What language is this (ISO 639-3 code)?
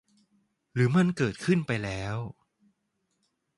tha